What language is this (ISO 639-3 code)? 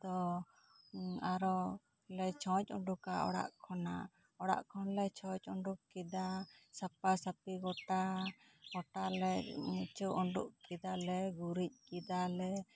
sat